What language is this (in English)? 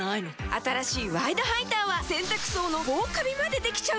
Japanese